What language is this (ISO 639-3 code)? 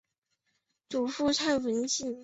zho